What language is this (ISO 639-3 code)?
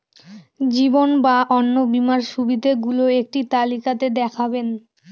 ben